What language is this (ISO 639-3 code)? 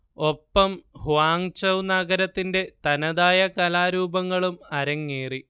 mal